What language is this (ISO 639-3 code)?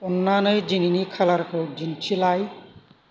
brx